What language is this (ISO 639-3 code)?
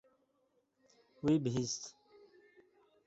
kur